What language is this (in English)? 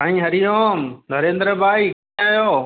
Sindhi